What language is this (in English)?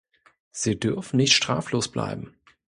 German